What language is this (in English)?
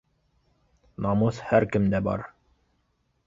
Bashkir